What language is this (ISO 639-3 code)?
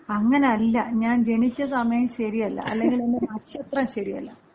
mal